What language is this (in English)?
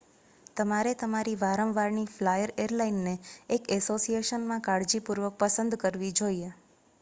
Gujarati